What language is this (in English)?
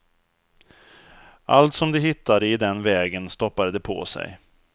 Swedish